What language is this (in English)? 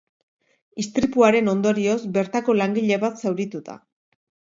Basque